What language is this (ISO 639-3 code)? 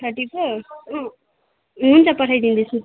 nep